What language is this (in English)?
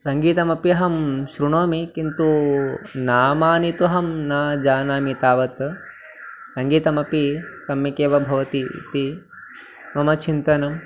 Sanskrit